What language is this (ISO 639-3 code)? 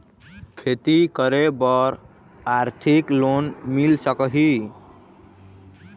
hne